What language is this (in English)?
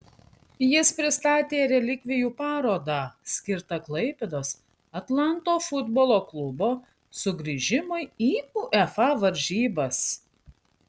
Lithuanian